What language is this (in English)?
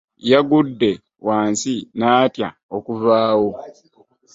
Ganda